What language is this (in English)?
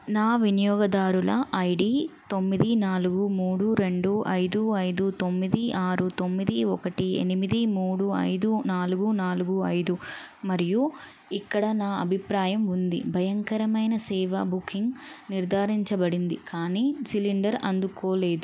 Telugu